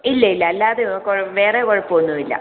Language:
Malayalam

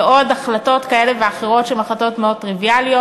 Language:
Hebrew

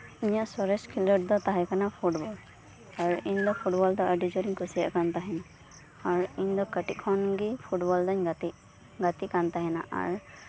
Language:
Santali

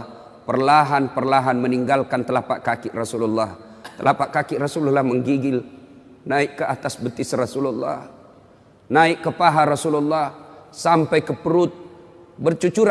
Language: Indonesian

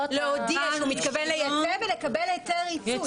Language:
Hebrew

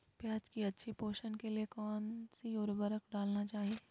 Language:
Magahi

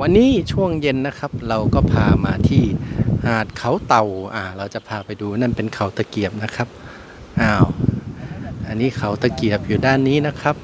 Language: Thai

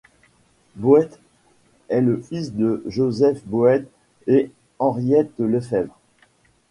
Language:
French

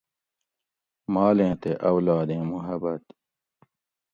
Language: Gawri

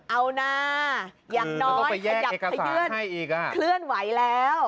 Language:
Thai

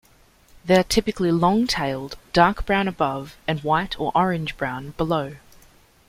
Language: English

